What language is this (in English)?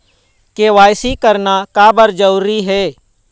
Chhattisgarhi